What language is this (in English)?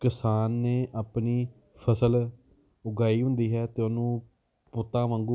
Punjabi